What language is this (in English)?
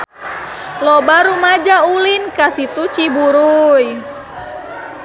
Sundanese